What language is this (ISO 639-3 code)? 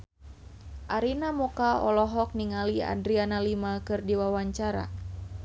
sun